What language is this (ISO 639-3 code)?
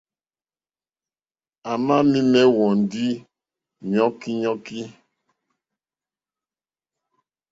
bri